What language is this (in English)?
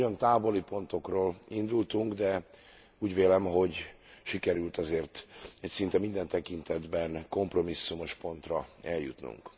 Hungarian